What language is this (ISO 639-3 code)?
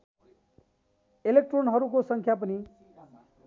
nep